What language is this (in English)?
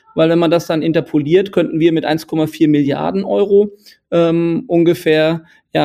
German